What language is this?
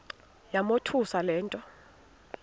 Xhosa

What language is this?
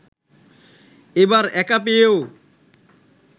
Bangla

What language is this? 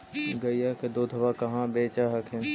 Magahi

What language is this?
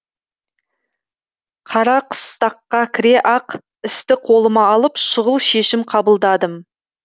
Kazakh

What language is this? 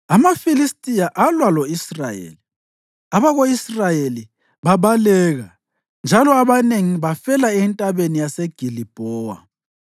North Ndebele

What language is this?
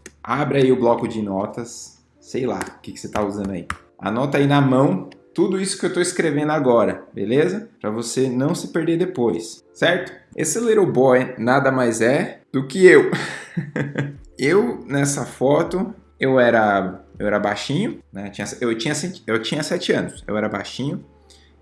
Portuguese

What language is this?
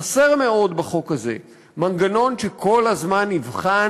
Hebrew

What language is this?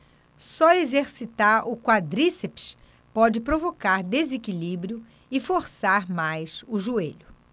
Portuguese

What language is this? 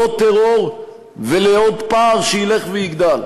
Hebrew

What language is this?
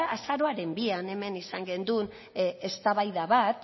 Basque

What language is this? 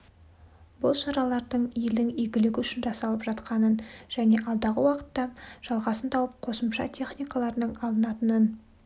Kazakh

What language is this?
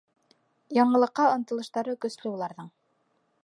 Bashkir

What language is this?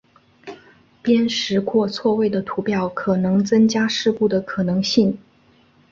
Chinese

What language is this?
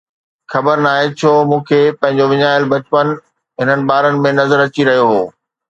Sindhi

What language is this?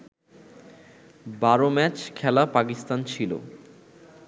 Bangla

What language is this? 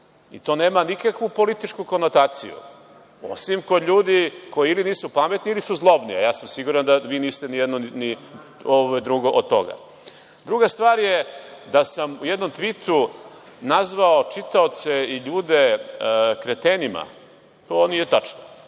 Serbian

